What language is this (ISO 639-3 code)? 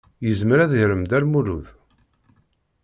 kab